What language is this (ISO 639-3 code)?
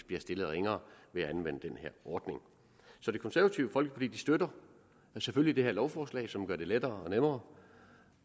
dan